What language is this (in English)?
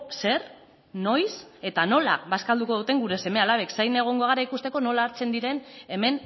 Basque